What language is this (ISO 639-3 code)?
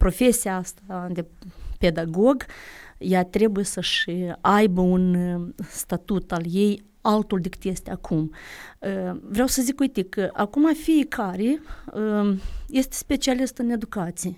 ron